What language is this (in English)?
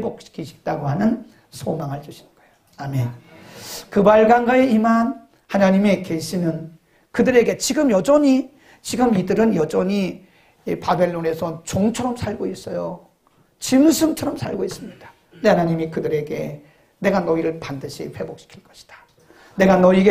Korean